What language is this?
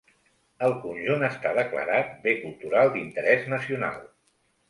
Catalan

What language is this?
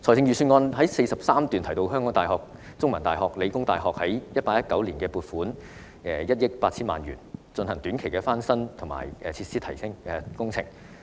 Cantonese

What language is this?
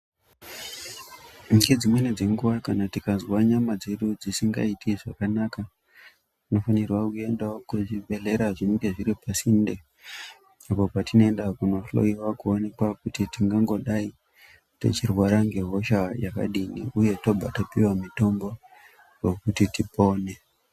Ndau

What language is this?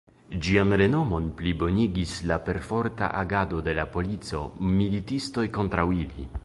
Esperanto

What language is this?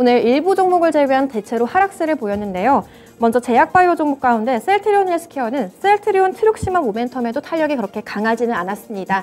Korean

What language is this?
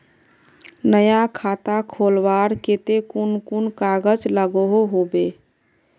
Magahi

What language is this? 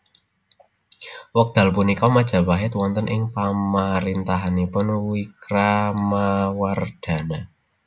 Javanese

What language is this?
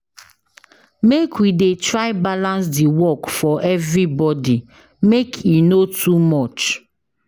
Nigerian Pidgin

